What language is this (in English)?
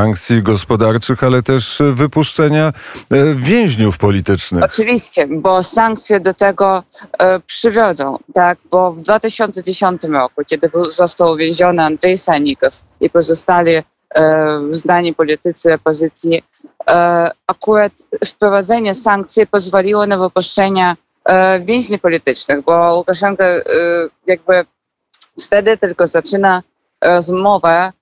Polish